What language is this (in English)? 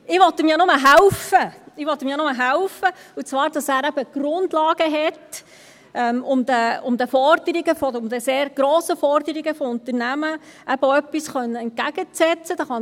Swiss German